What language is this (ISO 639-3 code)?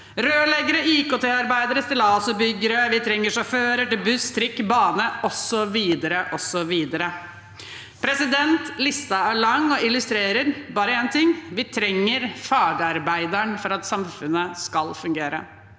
nor